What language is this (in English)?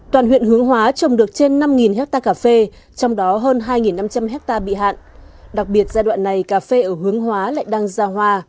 Vietnamese